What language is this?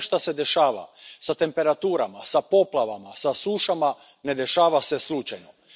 Croatian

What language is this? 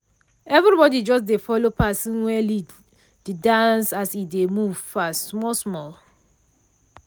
Nigerian Pidgin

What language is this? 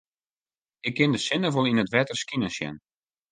Western Frisian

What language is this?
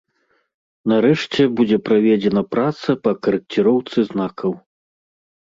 Belarusian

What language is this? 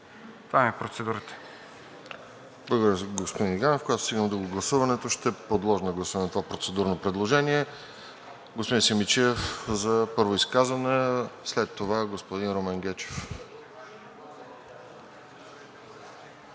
Bulgarian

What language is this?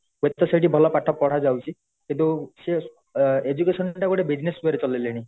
Odia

